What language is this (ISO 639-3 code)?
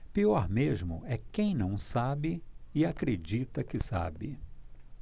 por